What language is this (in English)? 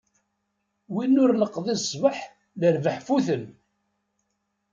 Kabyle